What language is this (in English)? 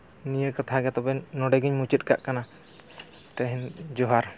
Santali